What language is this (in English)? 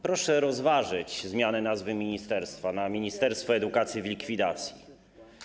Polish